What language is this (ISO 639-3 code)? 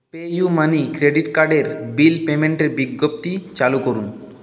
ben